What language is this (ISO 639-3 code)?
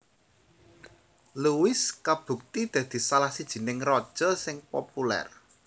jav